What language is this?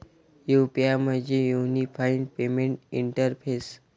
Marathi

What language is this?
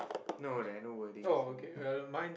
English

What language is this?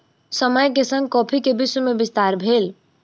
Maithili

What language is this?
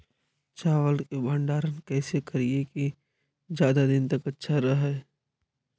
Magahi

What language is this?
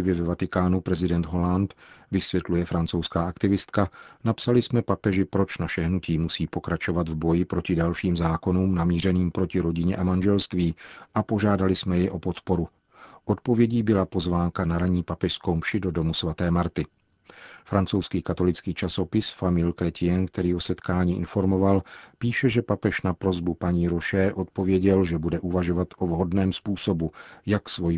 Czech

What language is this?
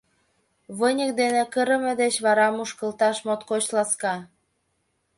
Mari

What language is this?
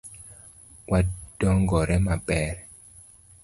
Luo (Kenya and Tanzania)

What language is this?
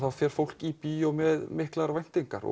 Icelandic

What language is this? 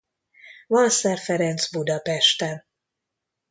Hungarian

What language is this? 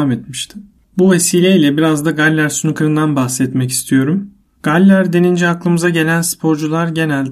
Turkish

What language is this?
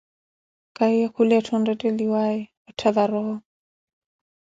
Koti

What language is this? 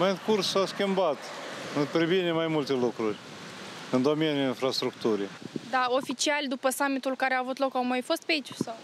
Romanian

